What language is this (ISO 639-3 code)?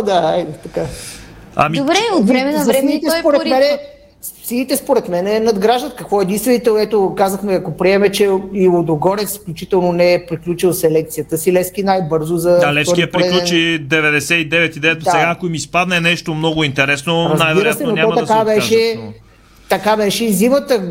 bul